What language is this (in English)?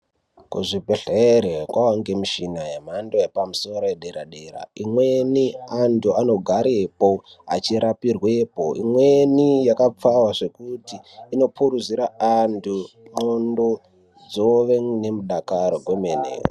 Ndau